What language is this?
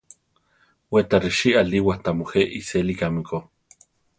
Central Tarahumara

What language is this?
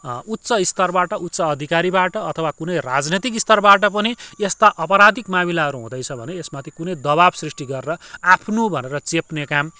Nepali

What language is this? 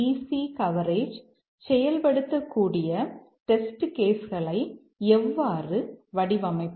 Tamil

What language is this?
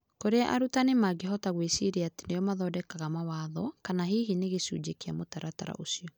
Kikuyu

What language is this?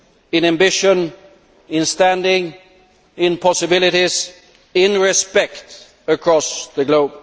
English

